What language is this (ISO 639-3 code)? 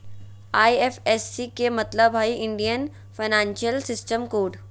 mag